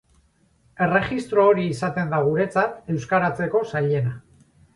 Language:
Basque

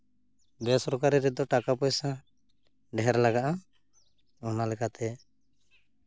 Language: Santali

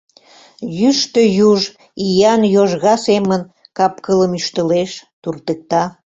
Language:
Mari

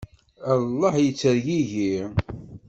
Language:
Kabyle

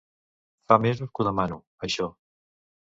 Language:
Catalan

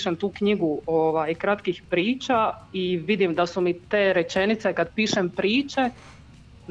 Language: Croatian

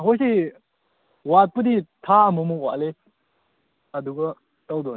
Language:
Manipuri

